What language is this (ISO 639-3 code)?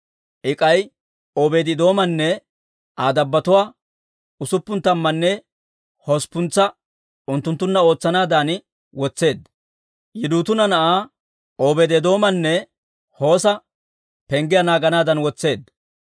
dwr